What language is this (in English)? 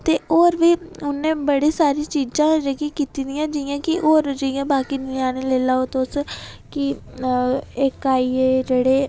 Dogri